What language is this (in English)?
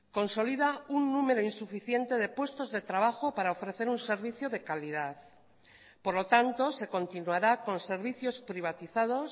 Spanish